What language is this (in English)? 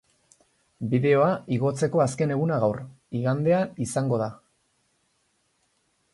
Basque